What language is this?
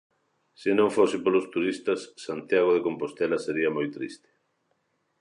Galician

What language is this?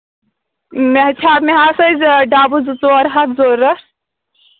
Kashmiri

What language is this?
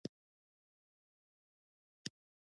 Pashto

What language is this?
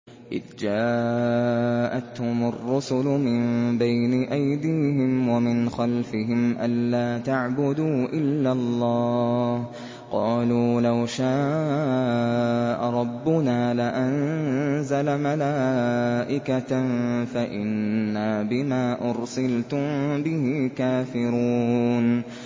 Arabic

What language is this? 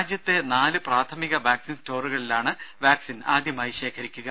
Malayalam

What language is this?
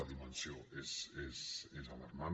Catalan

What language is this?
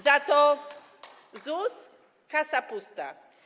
Polish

